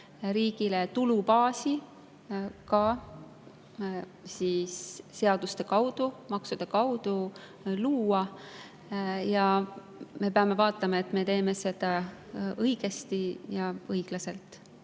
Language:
Estonian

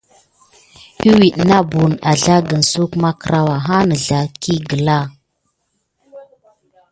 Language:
Gidar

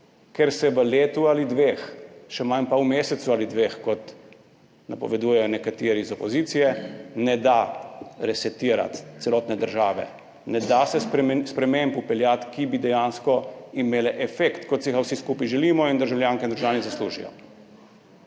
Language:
Slovenian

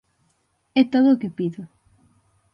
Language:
Galician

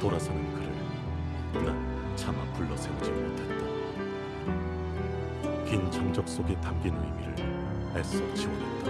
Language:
Korean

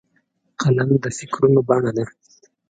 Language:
Pashto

